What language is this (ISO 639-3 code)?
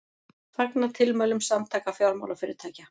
isl